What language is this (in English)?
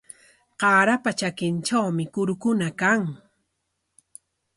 Corongo Ancash Quechua